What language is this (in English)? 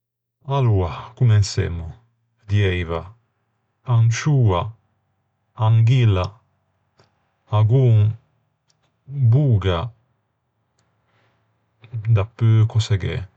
Ligurian